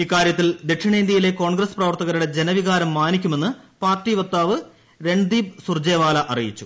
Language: Malayalam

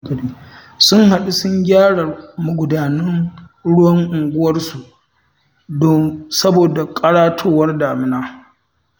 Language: Hausa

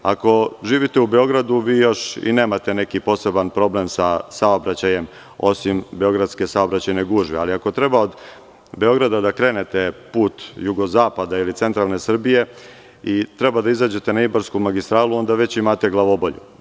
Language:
Serbian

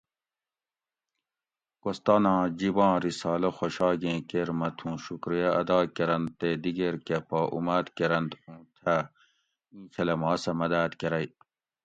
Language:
Gawri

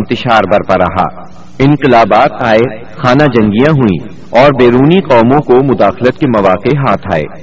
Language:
Urdu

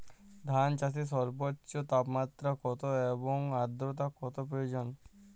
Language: Bangla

